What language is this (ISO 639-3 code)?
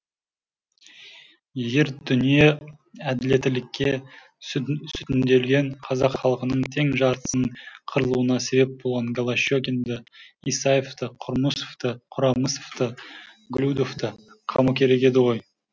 kaz